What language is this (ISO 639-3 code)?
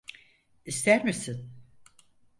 tur